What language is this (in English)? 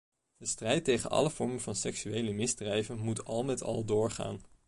Dutch